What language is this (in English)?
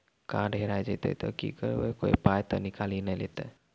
Maithili